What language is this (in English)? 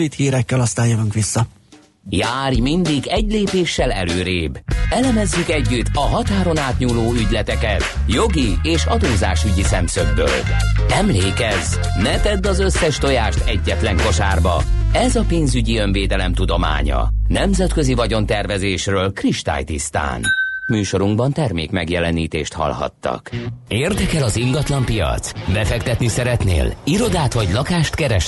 Hungarian